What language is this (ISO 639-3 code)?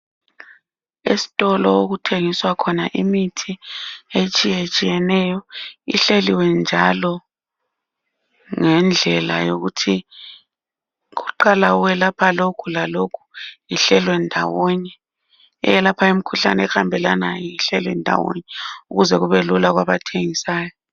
nde